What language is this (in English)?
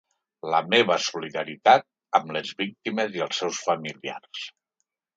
Catalan